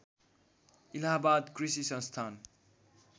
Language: Nepali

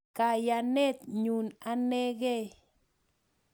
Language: Kalenjin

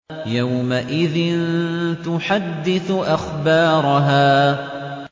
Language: Arabic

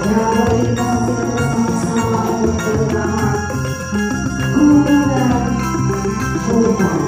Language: Indonesian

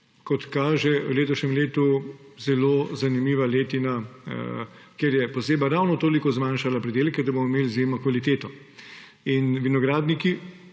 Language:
Slovenian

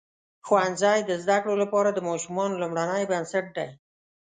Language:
Pashto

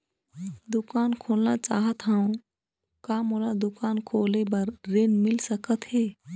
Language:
Chhattisgarhi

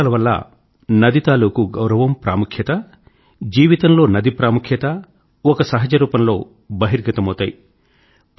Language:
Telugu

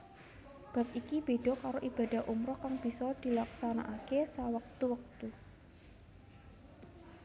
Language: Javanese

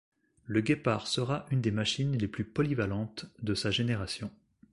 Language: French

